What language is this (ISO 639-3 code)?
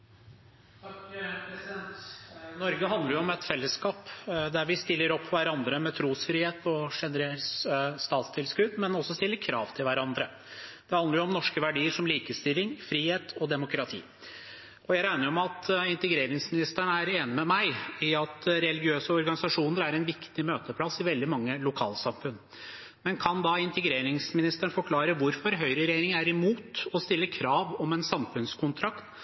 nob